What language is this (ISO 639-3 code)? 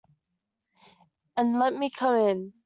eng